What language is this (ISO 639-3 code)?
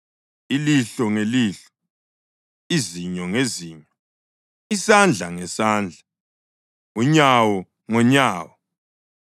nde